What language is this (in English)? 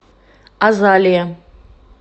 Russian